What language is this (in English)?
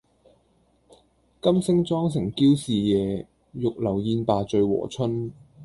Cantonese